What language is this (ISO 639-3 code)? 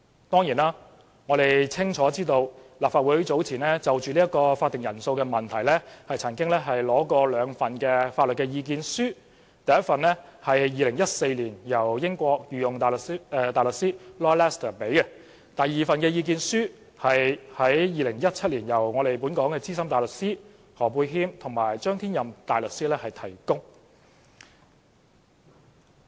yue